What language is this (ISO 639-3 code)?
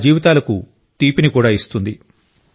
tel